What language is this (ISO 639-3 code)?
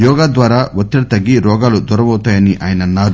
tel